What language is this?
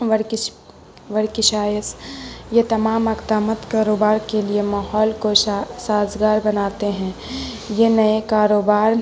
Urdu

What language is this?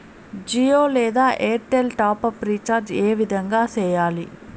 Telugu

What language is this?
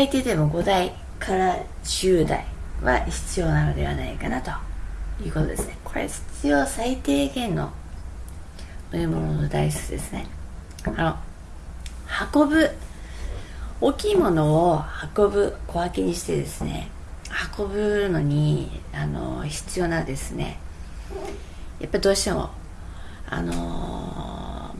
Japanese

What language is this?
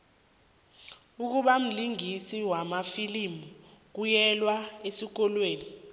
South Ndebele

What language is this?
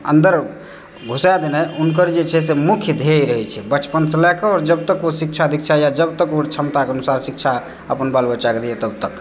Maithili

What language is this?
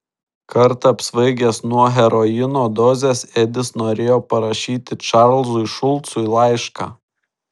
Lithuanian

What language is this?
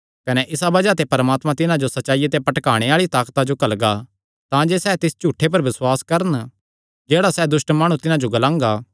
Kangri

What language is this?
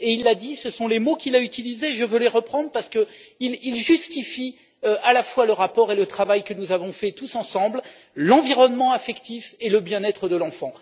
French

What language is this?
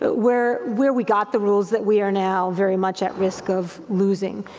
English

